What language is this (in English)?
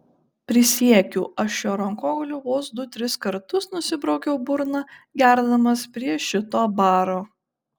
Lithuanian